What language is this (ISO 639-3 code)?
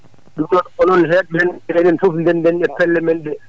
ful